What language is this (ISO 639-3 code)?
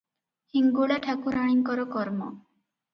ori